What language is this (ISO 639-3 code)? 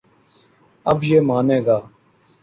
urd